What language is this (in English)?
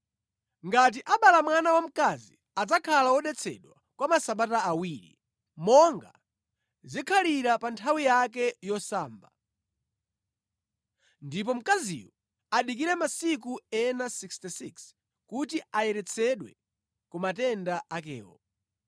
Nyanja